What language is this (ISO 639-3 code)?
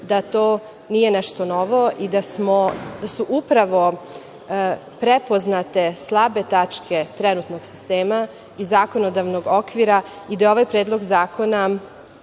srp